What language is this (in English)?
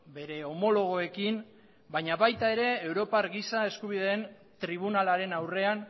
Basque